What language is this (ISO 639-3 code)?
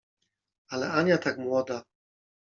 pol